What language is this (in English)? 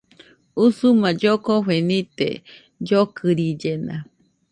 Nüpode Huitoto